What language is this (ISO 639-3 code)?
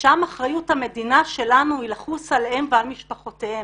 heb